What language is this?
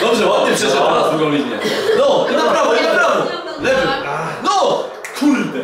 Polish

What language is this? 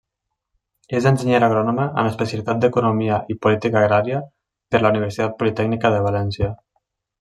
Catalan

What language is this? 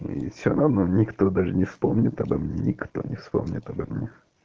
Russian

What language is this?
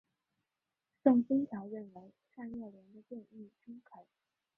Chinese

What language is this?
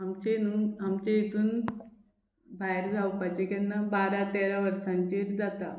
Konkani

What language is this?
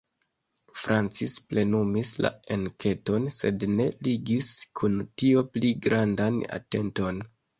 Esperanto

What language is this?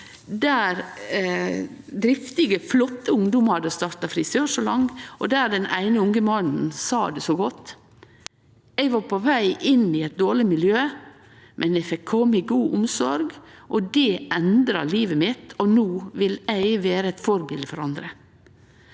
Norwegian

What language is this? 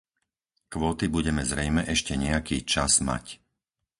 Slovak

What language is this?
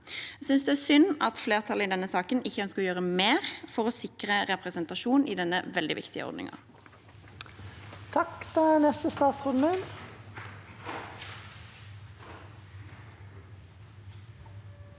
Norwegian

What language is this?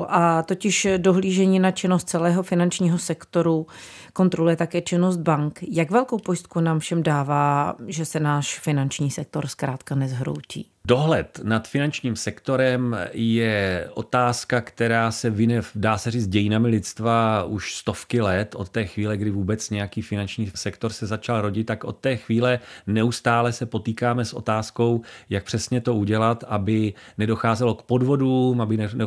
Czech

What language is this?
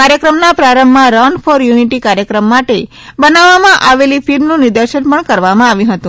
Gujarati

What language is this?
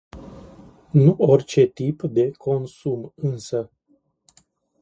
Romanian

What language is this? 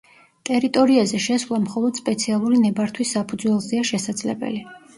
Georgian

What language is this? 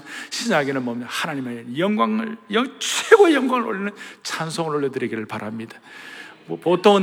Korean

